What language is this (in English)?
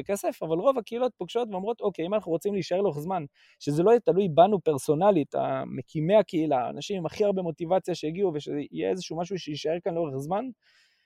Hebrew